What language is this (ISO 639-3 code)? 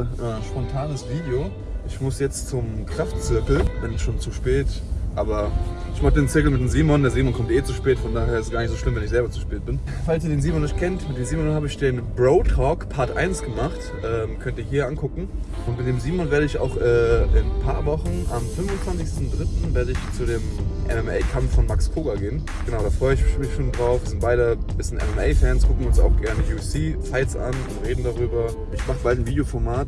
deu